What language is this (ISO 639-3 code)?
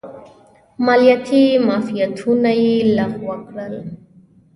pus